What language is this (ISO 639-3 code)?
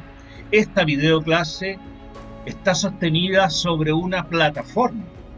spa